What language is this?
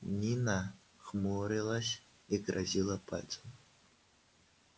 Russian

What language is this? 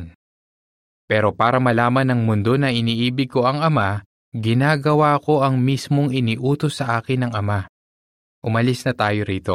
Filipino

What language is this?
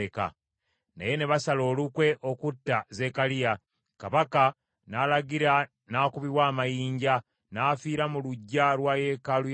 Ganda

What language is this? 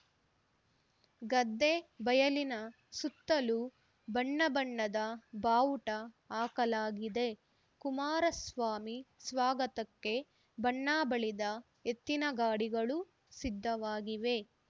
Kannada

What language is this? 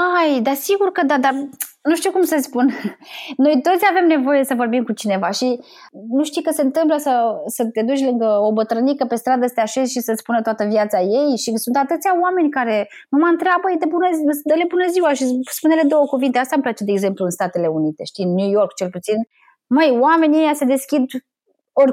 Romanian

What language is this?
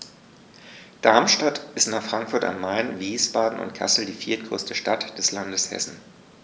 German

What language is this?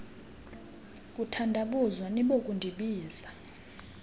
Xhosa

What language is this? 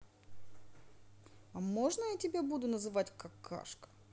Russian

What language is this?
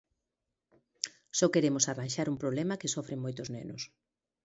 Galician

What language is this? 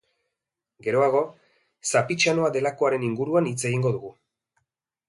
Basque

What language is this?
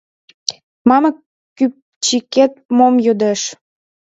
Mari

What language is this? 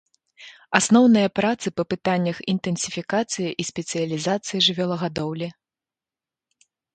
Belarusian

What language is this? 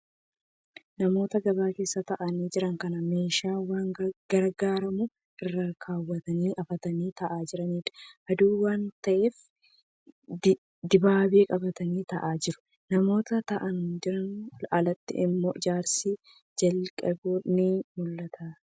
Oromo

